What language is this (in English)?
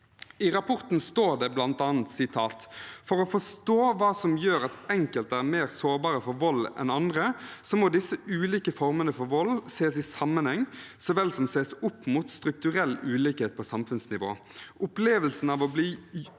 Norwegian